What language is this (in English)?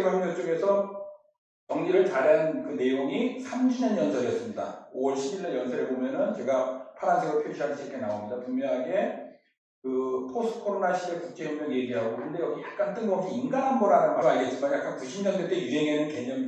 Korean